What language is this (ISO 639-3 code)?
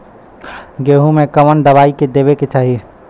bho